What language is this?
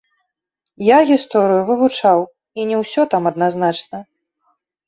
Belarusian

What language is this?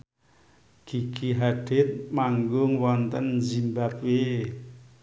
Javanese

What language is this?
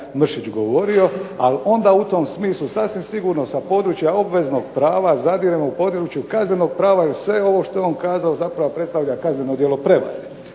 Croatian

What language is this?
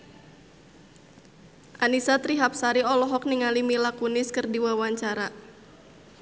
Sundanese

